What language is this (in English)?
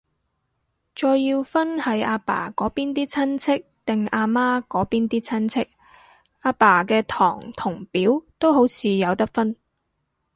Cantonese